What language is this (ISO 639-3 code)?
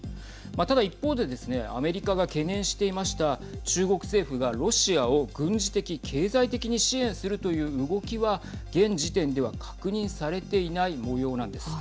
jpn